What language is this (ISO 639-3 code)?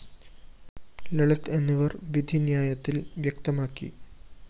mal